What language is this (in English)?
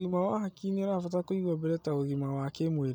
Kikuyu